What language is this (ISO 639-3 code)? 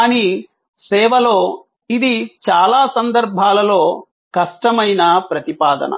tel